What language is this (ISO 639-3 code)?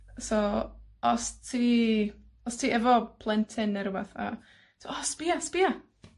cym